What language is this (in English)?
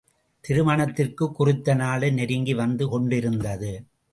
Tamil